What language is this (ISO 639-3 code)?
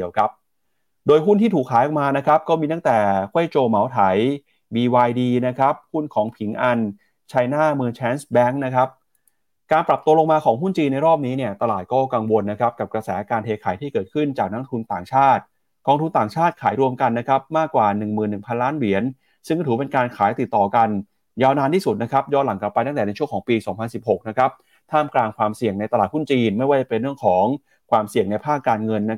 tha